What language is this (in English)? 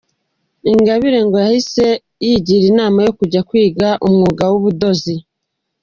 Kinyarwanda